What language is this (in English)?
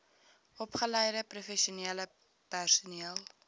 Afrikaans